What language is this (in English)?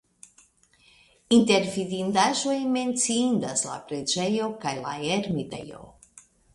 Esperanto